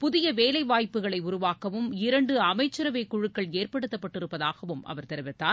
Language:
Tamil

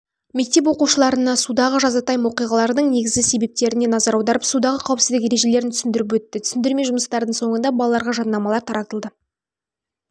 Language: Kazakh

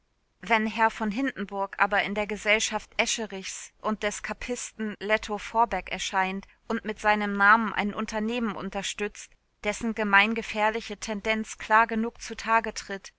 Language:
German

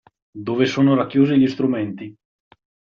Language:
Italian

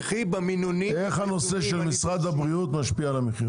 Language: Hebrew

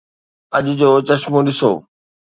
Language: Sindhi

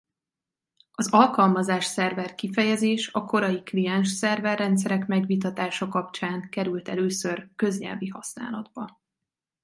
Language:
Hungarian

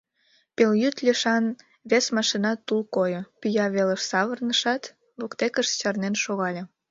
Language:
Mari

